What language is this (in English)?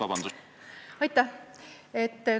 Estonian